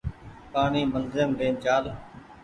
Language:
Goaria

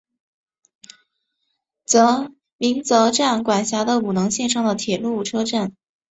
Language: Chinese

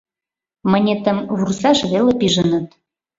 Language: Mari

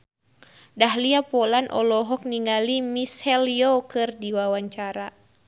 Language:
Sundanese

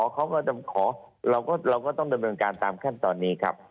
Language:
Thai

